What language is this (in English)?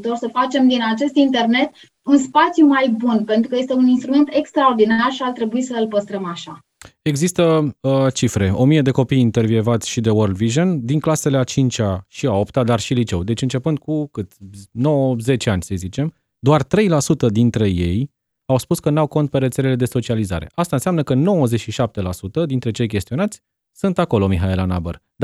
Romanian